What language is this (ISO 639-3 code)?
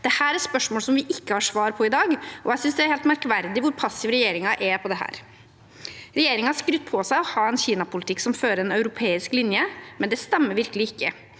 nor